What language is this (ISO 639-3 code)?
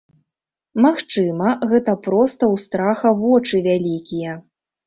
bel